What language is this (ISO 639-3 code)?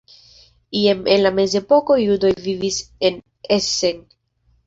epo